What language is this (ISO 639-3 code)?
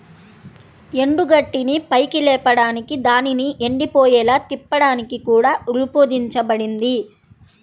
tel